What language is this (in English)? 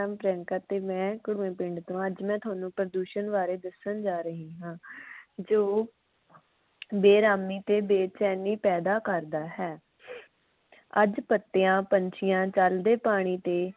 Punjabi